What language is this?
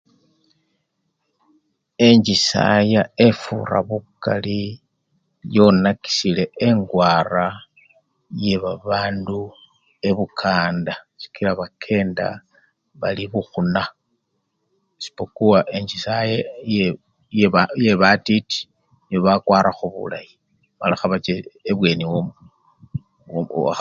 Luyia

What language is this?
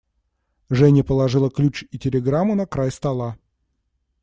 Russian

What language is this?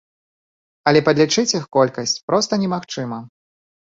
Belarusian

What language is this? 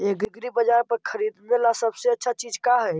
Magahi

